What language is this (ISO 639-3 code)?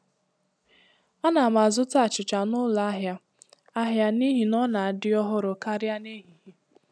ibo